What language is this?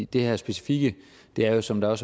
Danish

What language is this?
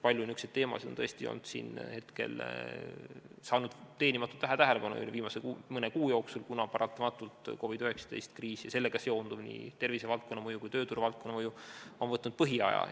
Estonian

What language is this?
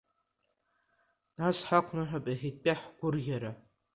Abkhazian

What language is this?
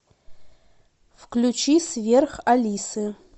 Russian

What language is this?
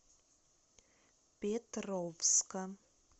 Russian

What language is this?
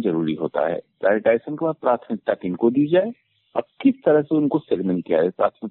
Hindi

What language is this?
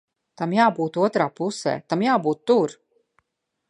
Latvian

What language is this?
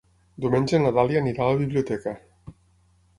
Catalan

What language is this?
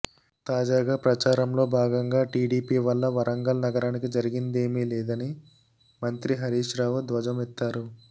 Telugu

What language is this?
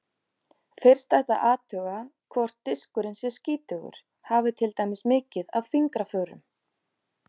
Icelandic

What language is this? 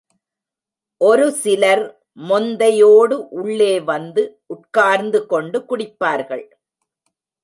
Tamil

